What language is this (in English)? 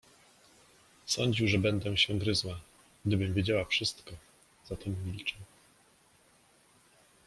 Polish